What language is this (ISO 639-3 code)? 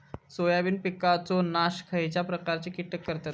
mar